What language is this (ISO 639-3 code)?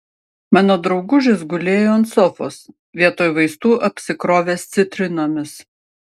lit